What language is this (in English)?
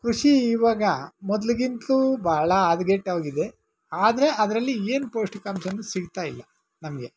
Kannada